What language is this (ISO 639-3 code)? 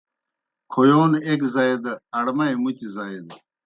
plk